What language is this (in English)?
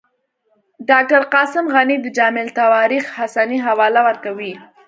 Pashto